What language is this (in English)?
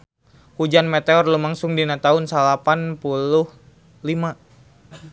Sundanese